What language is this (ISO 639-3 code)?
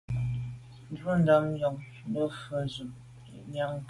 byv